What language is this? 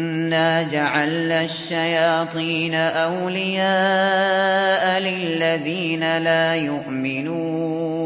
Arabic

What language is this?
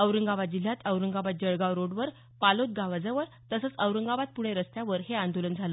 Marathi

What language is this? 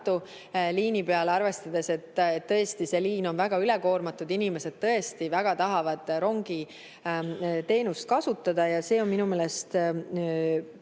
Estonian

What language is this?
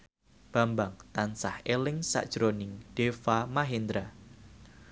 Javanese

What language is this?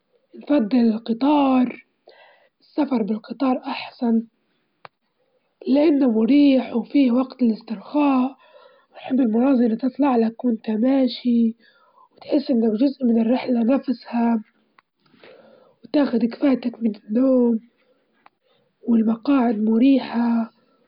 Libyan Arabic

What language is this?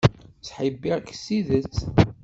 Kabyle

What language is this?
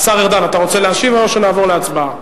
Hebrew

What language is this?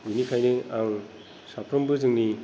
Bodo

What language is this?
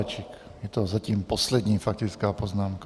Czech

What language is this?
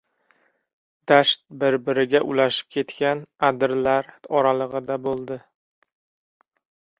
Uzbek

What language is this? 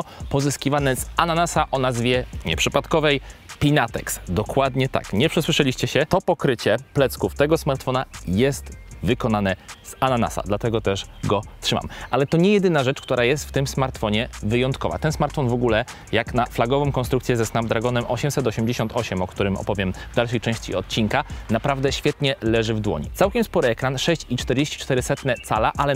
Polish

